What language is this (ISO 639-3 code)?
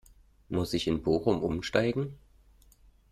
deu